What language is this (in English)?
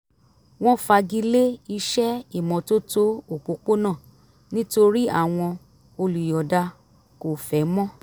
Yoruba